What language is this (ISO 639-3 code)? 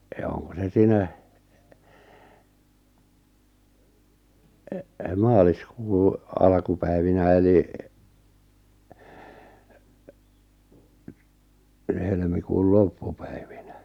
fin